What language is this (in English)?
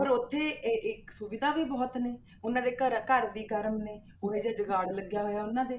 Punjabi